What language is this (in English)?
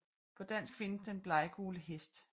Danish